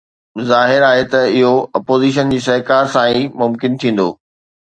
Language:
Sindhi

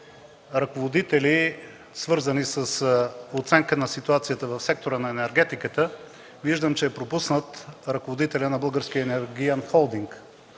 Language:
Bulgarian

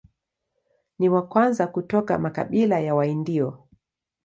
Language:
Swahili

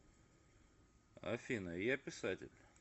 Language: Russian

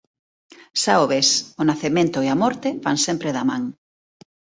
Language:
Galician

